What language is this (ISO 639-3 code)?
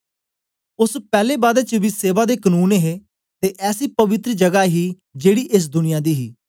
doi